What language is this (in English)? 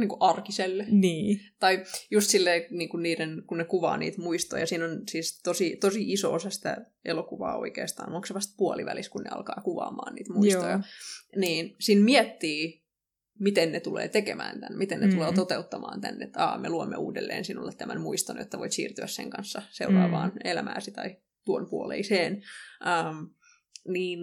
Finnish